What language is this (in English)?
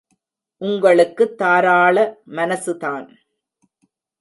Tamil